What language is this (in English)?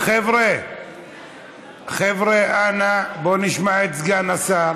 Hebrew